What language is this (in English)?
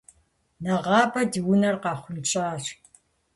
Kabardian